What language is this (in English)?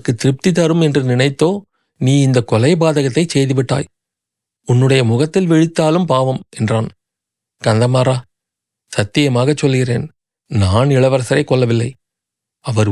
Tamil